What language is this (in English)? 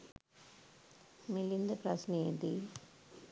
Sinhala